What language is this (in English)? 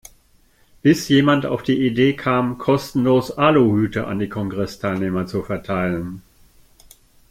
German